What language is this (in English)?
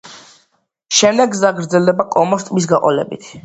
Georgian